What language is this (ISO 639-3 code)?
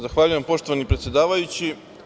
srp